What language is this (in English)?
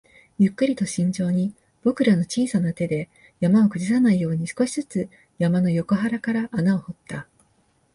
Japanese